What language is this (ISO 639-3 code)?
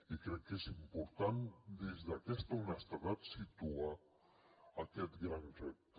cat